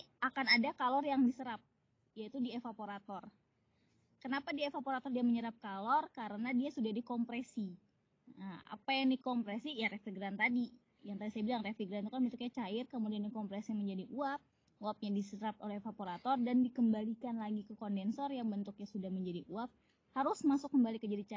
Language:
Indonesian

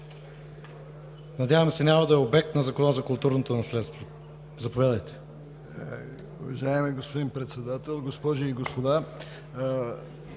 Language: Bulgarian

